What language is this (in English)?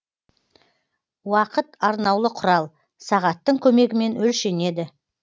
Kazakh